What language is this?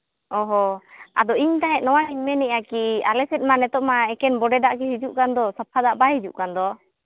Santali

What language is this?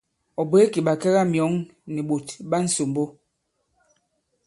Bankon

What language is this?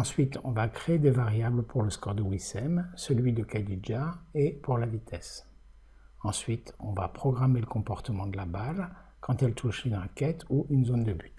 French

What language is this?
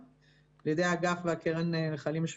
Hebrew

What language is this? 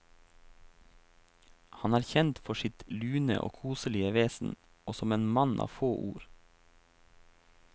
Norwegian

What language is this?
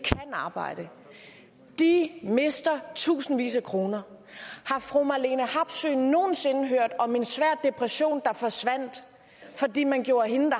Danish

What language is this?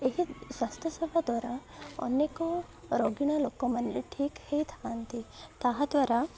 Odia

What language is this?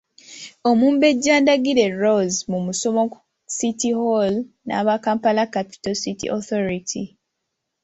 Ganda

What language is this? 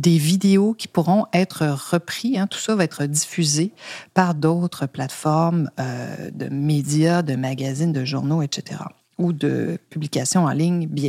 French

